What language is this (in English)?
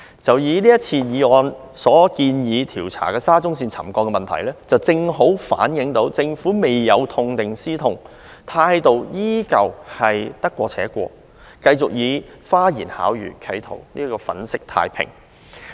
Cantonese